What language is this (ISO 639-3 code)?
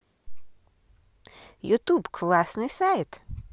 rus